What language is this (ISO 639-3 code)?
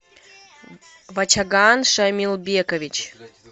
rus